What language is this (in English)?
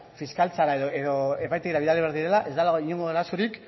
Basque